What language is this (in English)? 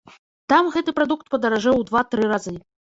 Belarusian